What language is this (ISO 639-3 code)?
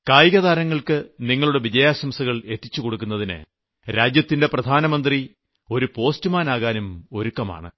mal